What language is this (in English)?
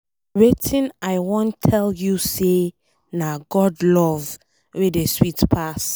Nigerian Pidgin